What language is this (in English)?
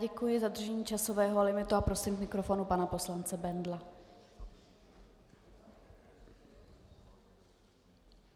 Czech